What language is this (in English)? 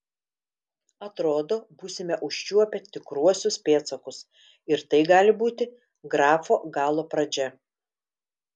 Lithuanian